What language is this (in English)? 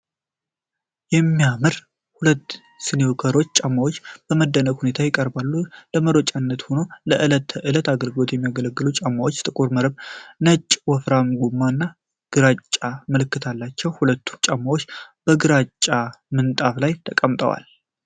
Amharic